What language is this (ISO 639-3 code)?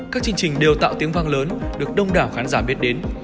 vie